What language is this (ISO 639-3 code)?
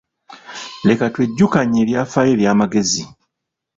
lug